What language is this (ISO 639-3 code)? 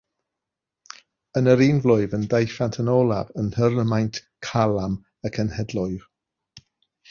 cym